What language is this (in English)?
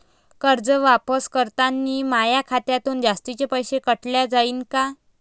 Marathi